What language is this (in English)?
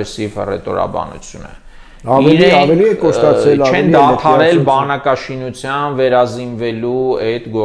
Romanian